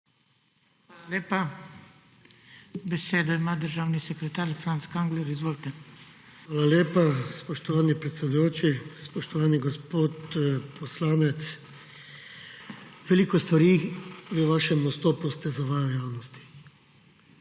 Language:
Slovenian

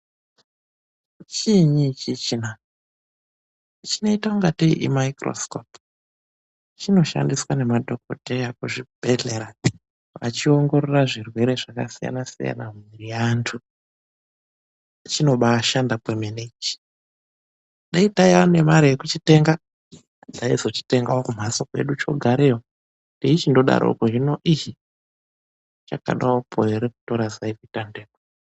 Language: Ndau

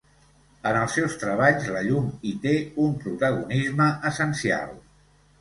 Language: Catalan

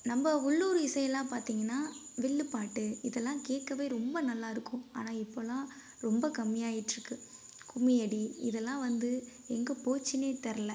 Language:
Tamil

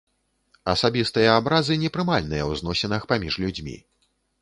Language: Belarusian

